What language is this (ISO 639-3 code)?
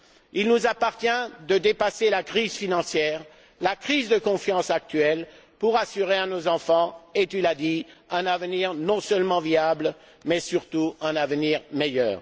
fra